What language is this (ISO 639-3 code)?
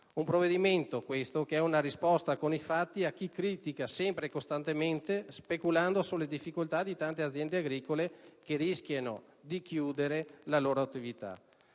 ita